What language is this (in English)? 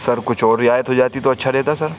Urdu